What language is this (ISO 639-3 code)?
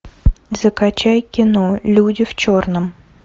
rus